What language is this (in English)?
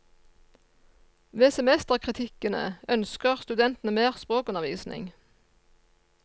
Norwegian